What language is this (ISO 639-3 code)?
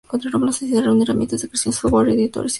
spa